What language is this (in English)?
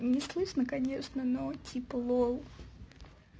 Russian